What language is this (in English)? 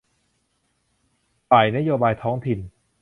Thai